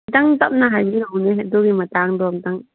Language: Manipuri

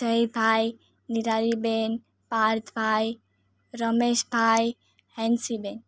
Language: Gujarati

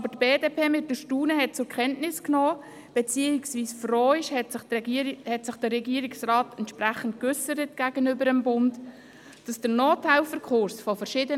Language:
Swiss German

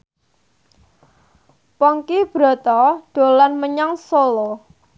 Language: Javanese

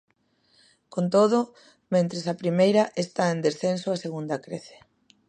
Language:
Galician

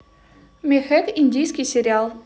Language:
Russian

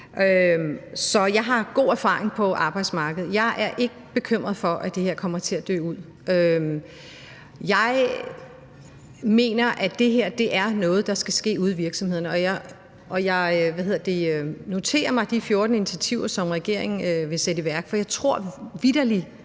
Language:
Danish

